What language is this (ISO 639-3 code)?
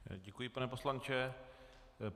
ces